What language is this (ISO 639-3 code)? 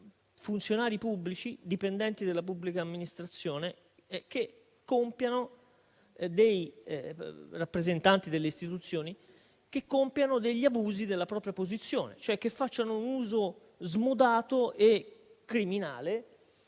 ita